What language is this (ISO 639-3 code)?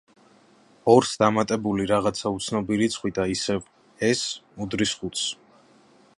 kat